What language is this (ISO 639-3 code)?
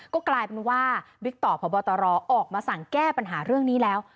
tha